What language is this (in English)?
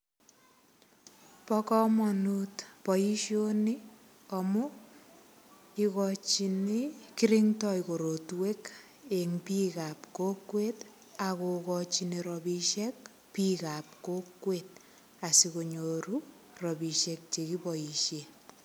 Kalenjin